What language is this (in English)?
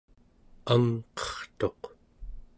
Central Yupik